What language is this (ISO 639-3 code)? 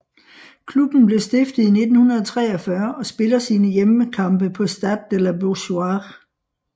dan